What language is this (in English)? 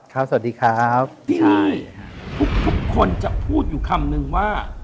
Thai